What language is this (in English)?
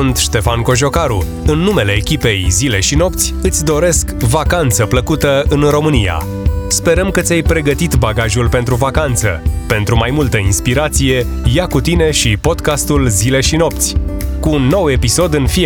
Romanian